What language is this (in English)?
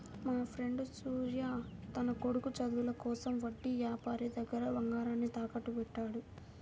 Telugu